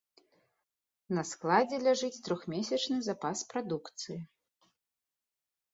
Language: Belarusian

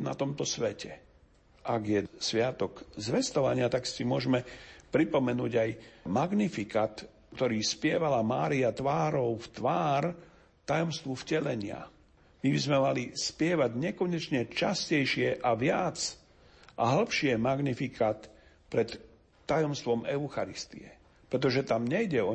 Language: Slovak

